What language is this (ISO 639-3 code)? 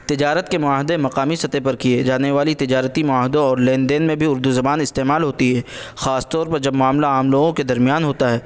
urd